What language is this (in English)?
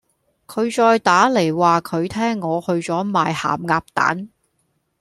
Cantonese